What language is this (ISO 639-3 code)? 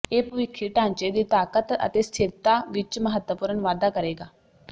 pan